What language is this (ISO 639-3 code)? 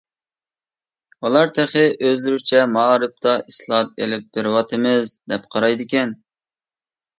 uig